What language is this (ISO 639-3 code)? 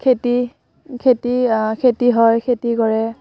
asm